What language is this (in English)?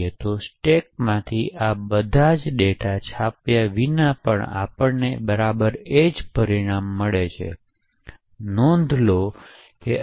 Gujarati